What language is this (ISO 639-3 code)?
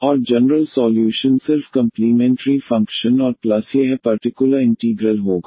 hin